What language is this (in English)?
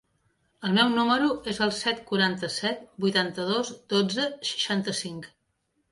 Catalan